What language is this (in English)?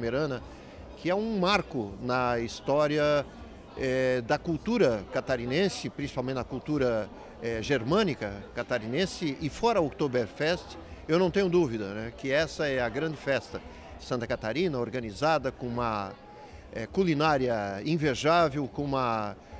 Portuguese